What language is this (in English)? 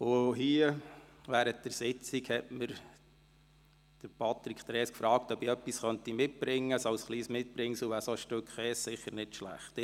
Swiss German